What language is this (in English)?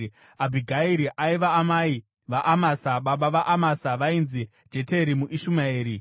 Shona